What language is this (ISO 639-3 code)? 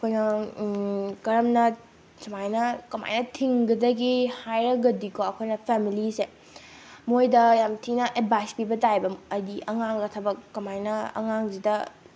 mni